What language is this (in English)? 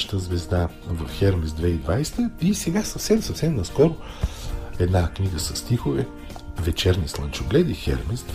Bulgarian